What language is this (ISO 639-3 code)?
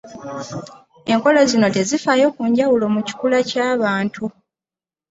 lug